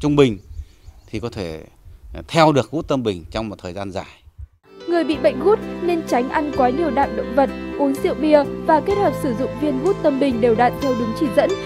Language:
Vietnamese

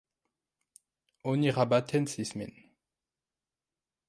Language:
Esperanto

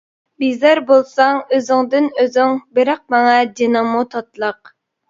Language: Uyghur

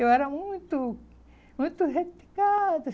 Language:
Portuguese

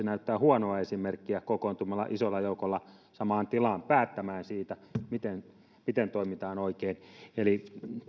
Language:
Finnish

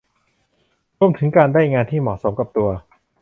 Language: Thai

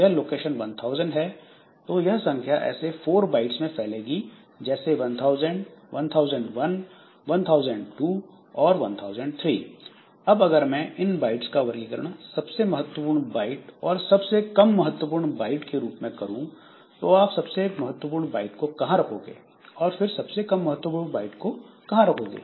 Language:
Hindi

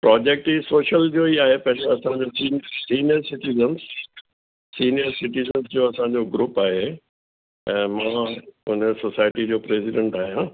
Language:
Sindhi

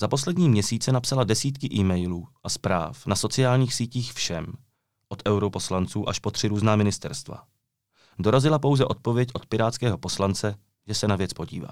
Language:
Czech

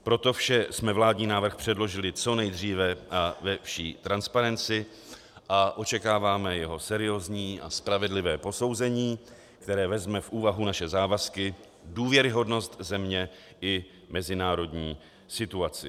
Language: Czech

